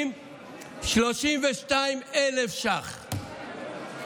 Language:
Hebrew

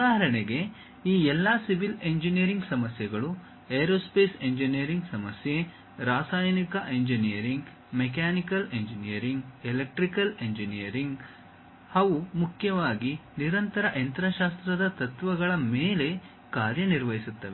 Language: Kannada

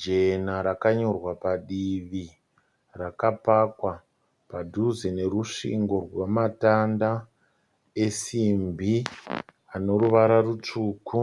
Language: Shona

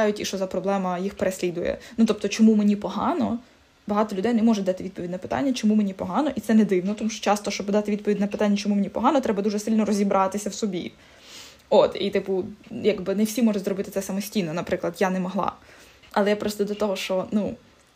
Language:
Ukrainian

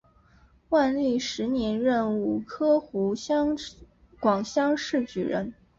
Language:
Chinese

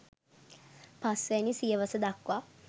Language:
Sinhala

